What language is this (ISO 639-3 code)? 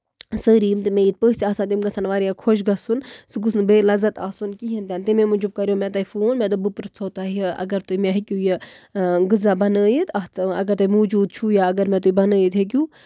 kas